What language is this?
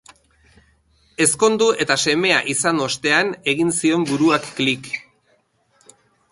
Basque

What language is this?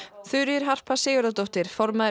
Icelandic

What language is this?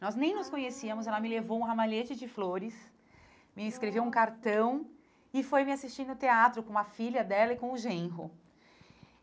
Portuguese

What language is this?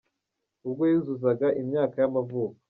Kinyarwanda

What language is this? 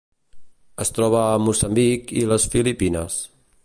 Catalan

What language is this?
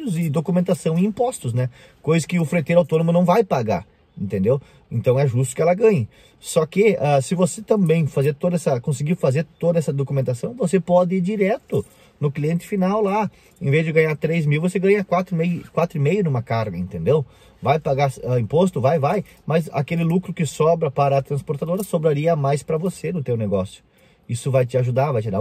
Portuguese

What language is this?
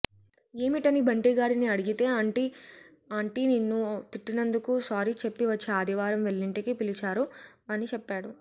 Telugu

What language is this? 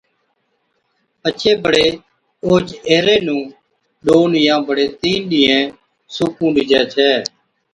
Od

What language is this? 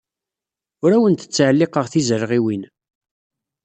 Kabyle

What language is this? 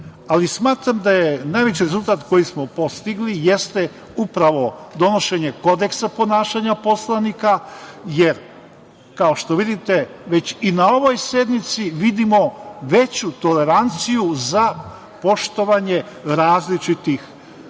Serbian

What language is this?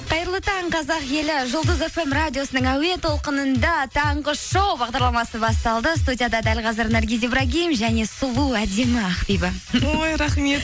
Kazakh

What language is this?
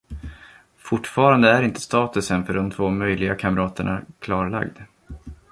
Swedish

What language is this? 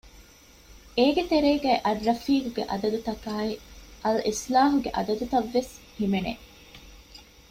Divehi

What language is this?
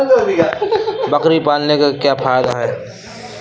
Hindi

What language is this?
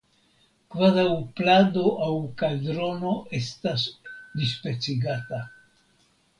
Esperanto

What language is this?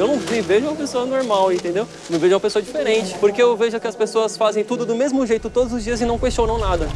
Portuguese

